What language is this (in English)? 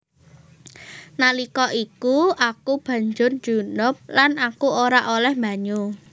Javanese